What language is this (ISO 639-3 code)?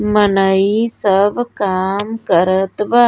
bho